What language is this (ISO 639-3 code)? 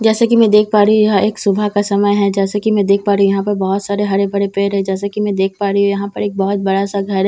hin